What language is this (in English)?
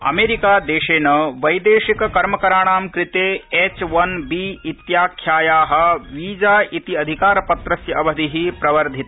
Sanskrit